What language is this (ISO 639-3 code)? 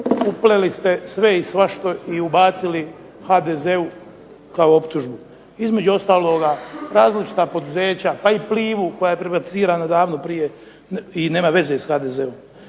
hrv